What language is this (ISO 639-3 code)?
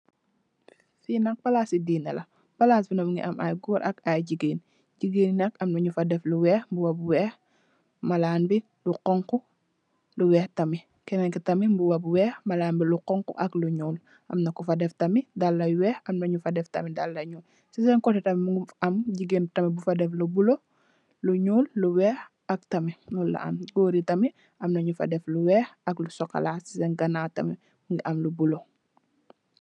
wol